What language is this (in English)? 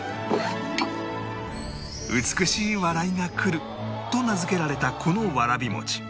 Japanese